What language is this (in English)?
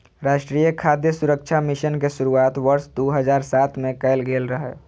Maithili